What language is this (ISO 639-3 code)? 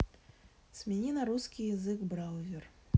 rus